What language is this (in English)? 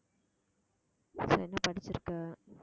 Tamil